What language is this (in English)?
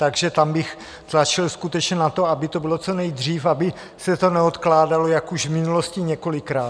Czech